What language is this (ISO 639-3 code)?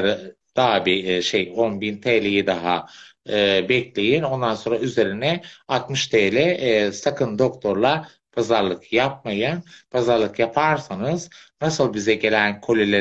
tur